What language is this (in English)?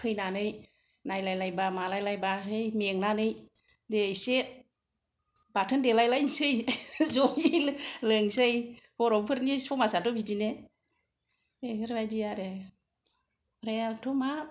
Bodo